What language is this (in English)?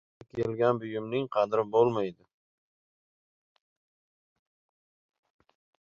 Uzbek